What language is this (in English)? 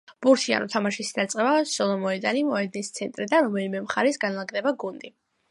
Georgian